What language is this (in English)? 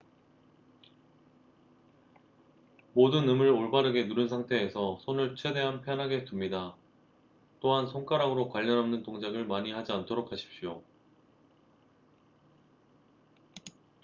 Korean